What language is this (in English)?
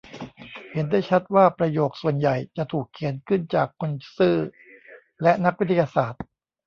Thai